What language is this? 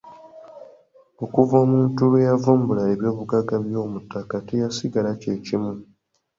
Ganda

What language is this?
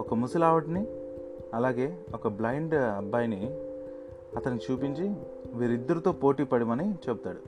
Telugu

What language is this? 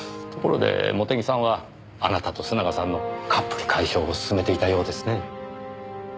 Japanese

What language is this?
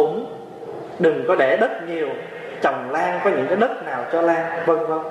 Vietnamese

